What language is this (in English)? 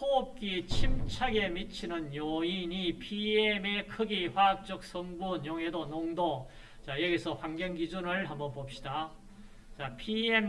Korean